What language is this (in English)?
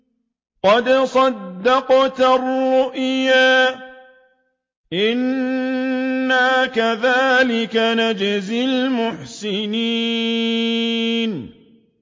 Arabic